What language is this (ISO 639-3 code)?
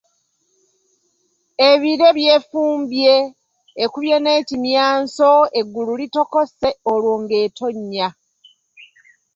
lug